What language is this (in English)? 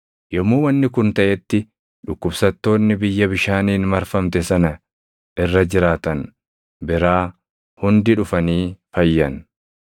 Oromo